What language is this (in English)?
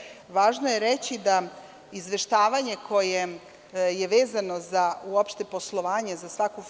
Serbian